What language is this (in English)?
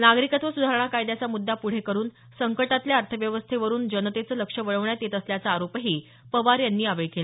Marathi